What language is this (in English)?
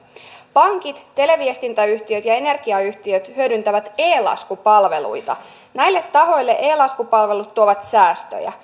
Finnish